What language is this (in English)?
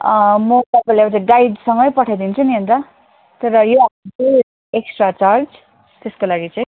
Nepali